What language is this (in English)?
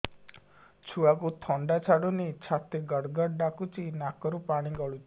Odia